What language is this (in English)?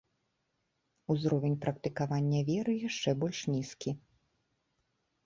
Belarusian